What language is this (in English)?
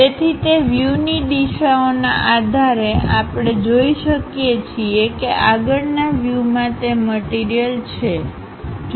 Gujarati